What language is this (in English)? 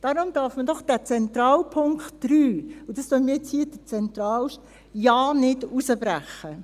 Swiss German